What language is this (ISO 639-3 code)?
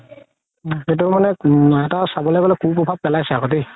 asm